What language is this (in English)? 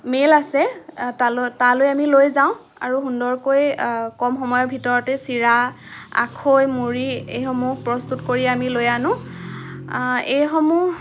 Assamese